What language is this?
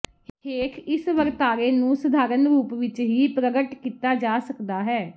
Punjabi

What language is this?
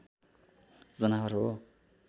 Nepali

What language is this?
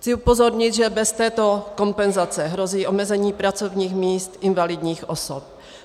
Czech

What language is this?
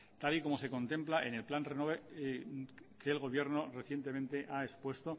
Spanish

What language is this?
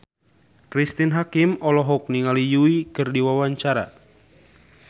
Sundanese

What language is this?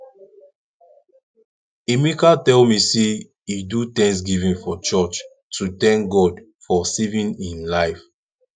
Nigerian Pidgin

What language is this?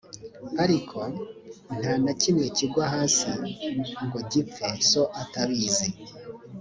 Kinyarwanda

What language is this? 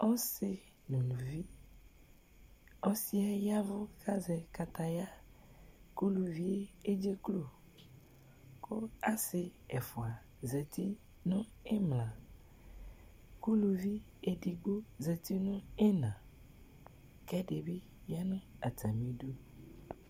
Ikposo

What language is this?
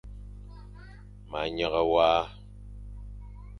Fang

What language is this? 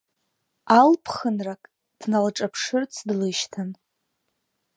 Abkhazian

